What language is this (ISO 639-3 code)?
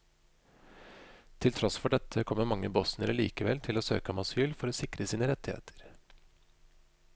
nor